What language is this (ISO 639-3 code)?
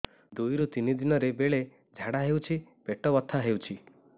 ori